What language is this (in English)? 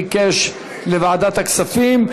Hebrew